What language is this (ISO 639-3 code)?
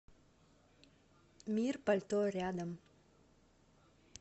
rus